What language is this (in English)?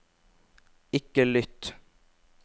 Norwegian